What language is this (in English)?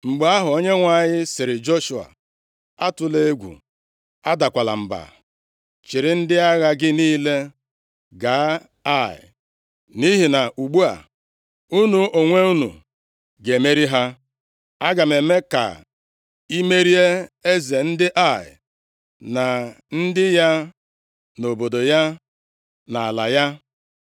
Igbo